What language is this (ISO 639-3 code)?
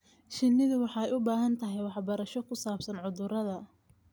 som